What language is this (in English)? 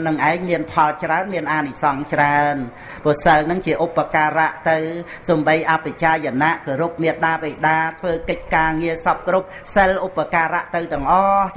Vietnamese